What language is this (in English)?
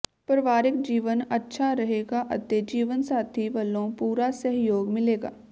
Punjabi